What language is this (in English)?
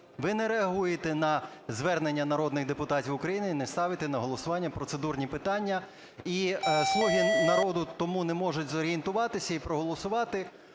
Ukrainian